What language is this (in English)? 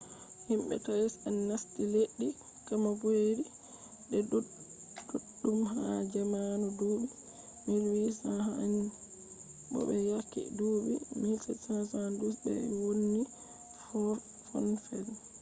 Fula